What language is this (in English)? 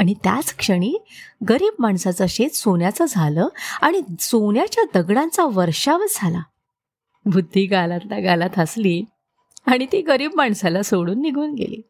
Marathi